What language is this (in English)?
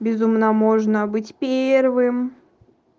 Russian